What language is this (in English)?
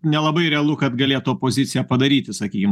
Lithuanian